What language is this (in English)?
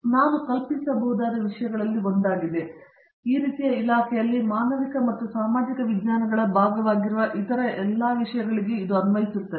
Kannada